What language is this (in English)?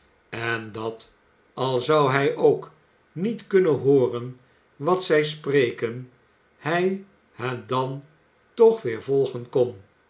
Dutch